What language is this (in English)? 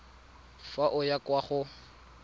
Tswana